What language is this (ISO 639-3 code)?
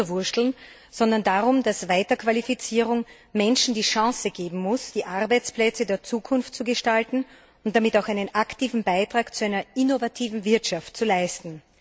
deu